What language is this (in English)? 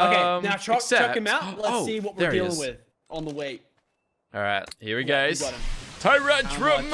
English